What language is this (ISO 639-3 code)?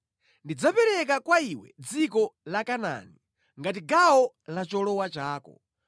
nya